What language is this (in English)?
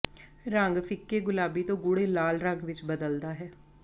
Punjabi